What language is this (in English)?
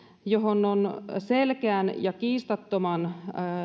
Finnish